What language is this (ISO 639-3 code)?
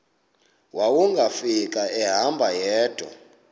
xho